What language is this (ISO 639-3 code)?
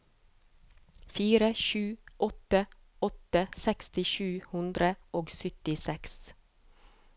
nor